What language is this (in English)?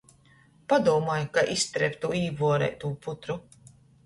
Latgalian